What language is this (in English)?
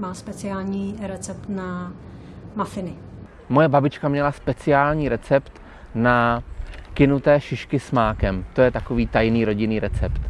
Czech